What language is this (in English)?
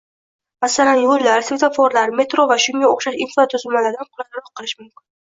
Uzbek